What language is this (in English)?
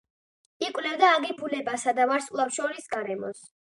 Georgian